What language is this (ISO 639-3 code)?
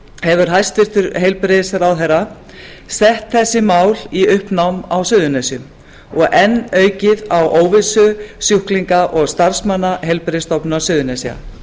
isl